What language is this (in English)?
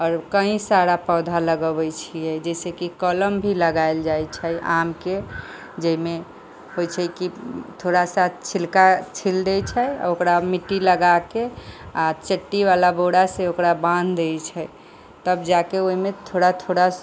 Maithili